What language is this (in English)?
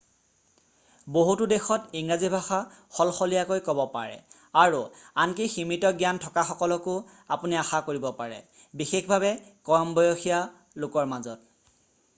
Assamese